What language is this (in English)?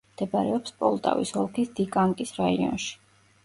Georgian